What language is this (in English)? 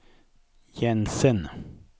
Swedish